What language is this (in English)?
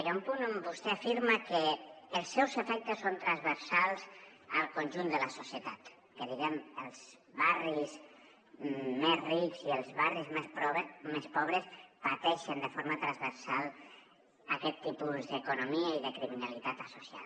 Catalan